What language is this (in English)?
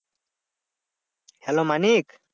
Bangla